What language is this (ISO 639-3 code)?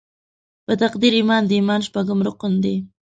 pus